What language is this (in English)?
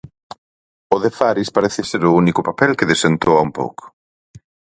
Galician